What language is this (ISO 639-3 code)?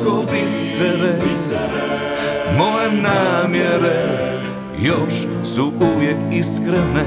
hrv